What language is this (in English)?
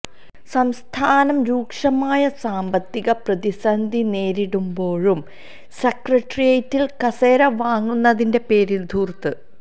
Malayalam